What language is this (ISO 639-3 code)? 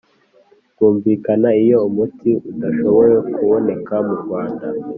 kin